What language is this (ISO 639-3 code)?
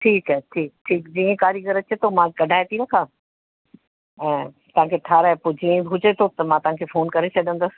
snd